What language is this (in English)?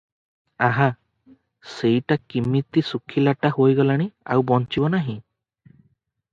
Odia